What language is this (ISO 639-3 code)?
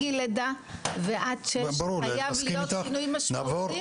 heb